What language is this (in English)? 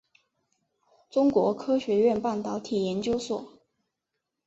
Chinese